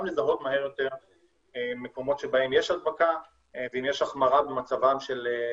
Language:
Hebrew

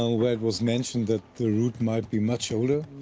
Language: English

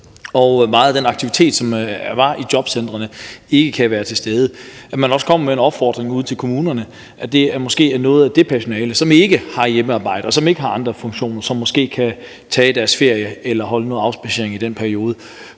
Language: Danish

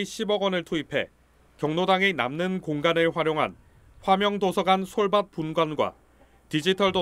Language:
Korean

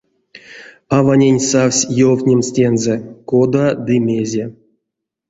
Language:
Erzya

